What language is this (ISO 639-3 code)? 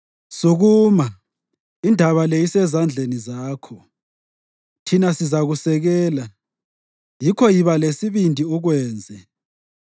nde